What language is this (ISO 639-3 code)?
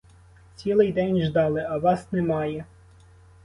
ukr